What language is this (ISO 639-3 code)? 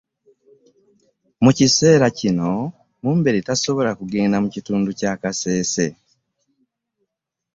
lug